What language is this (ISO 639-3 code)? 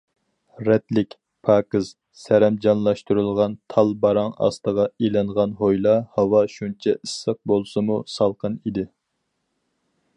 uig